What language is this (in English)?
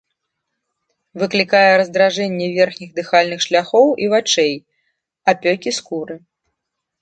Belarusian